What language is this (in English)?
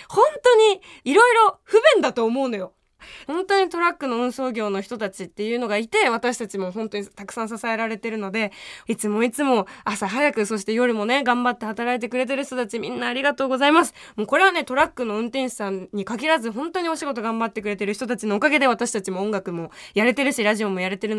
Japanese